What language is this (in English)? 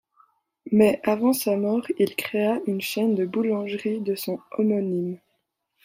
French